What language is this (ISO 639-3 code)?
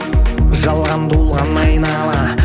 kaz